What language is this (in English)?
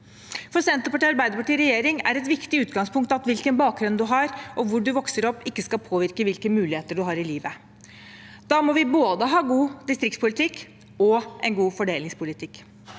Norwegian